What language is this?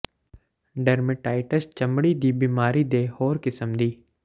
Punjabi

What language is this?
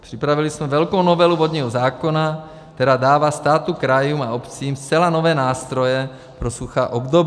Czech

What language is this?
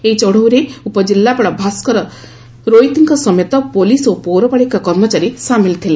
Odia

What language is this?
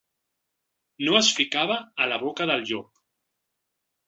Catalan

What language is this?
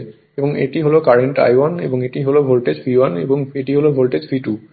Bangla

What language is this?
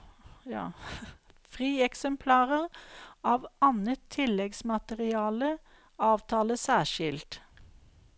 Norwegian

